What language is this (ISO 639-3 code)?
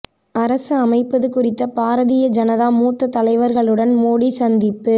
tam